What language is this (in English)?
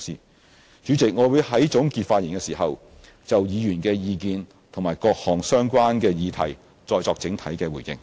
Cantonese